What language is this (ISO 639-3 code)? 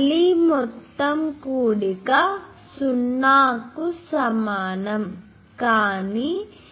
tel